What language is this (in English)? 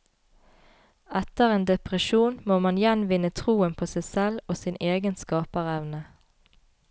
Norwegian